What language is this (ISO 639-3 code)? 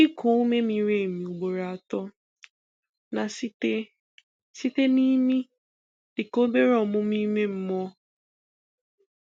ibo